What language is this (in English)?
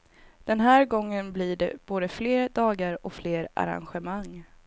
Swedish